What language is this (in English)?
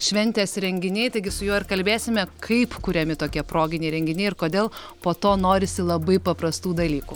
Lithuanian